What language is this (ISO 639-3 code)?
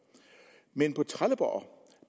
dan